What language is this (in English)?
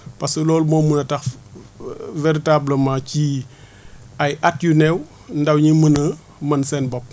Wolof